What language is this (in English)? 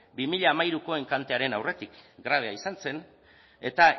Basque